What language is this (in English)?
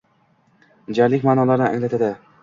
Uzbek